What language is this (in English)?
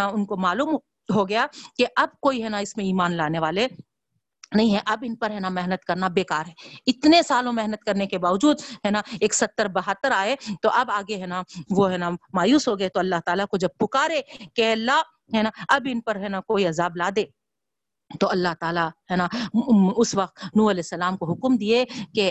Urdu